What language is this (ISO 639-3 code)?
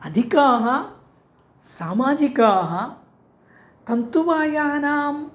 san